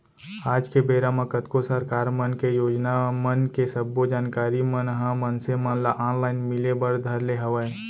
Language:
Chhattisgarhi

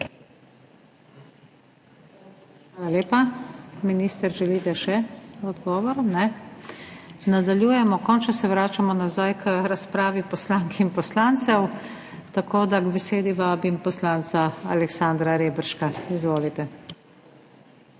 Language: Slovenian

